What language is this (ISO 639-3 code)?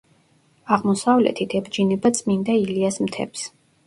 kat